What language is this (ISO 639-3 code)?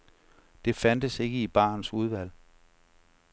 dan